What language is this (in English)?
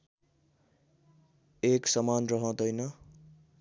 Nepali